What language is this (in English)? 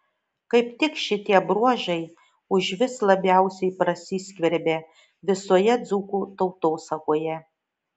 Lithuanian